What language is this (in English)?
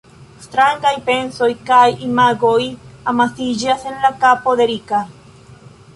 Esperanto